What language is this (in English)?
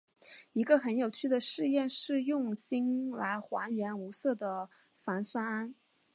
Chinese